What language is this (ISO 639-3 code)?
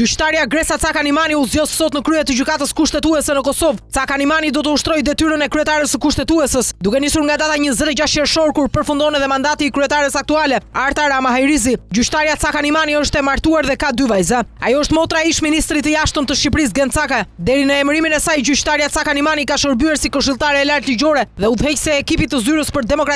ron